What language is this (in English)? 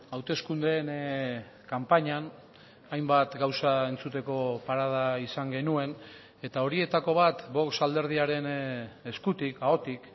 Basque